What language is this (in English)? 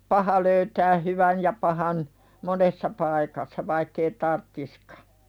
Finnish